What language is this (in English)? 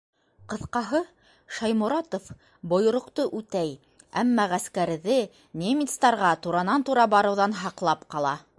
Bashkir